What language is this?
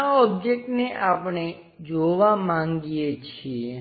Gujarati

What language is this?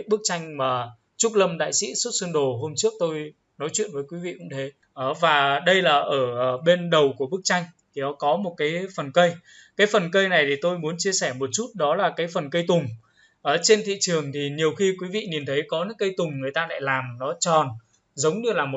Vietnamese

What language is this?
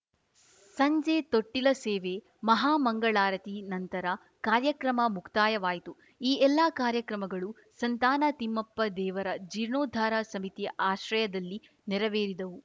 Kannada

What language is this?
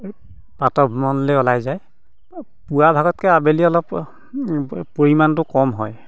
Assamese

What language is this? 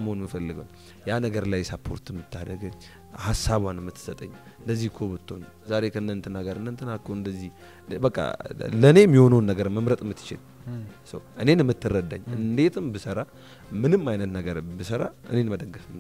Arabic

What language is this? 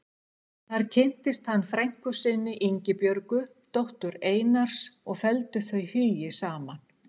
Icelandic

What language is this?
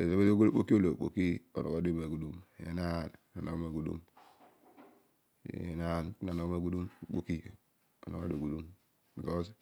Odual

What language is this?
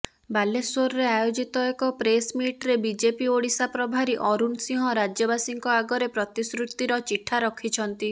Odia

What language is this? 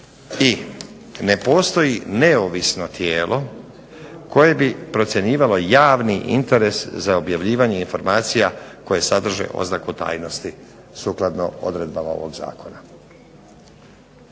Croatian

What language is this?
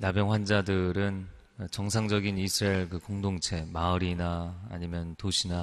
Korean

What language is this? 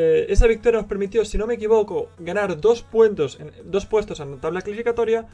Spanish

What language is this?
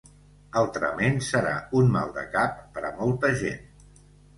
Catalan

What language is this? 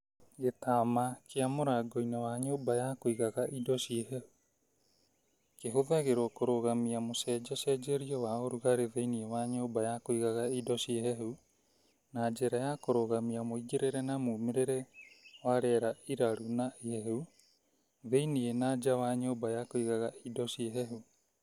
Kikuyu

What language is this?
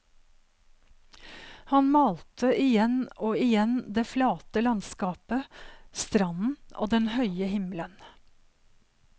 Norwegian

